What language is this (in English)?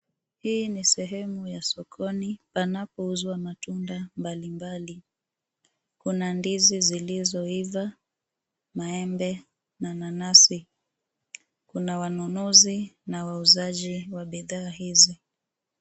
Swahili